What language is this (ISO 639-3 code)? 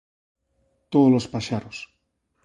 glg